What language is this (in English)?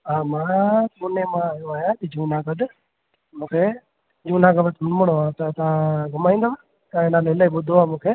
Sindhi